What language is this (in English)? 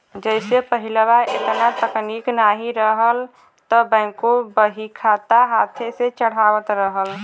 Bhojpuri